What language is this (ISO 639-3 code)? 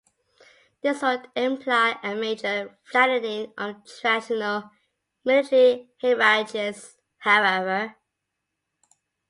eng